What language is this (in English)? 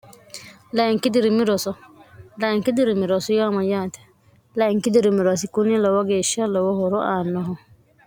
Sidamo